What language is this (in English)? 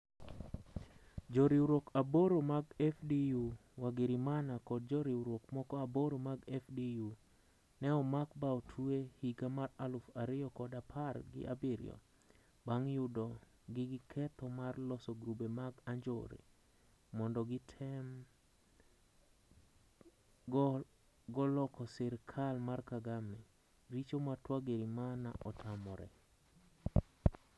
Luo (Kenya and Tanzania)